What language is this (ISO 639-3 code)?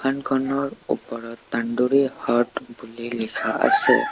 asm